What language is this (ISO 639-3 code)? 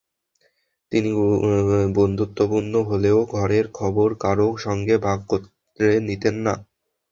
ben